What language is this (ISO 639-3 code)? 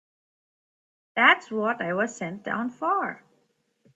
eng